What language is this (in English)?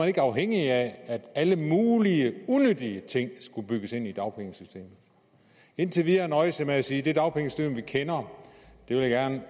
Danish